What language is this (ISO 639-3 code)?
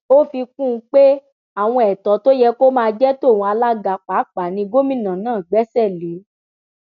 yor